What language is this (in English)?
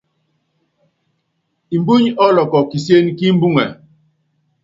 Yangben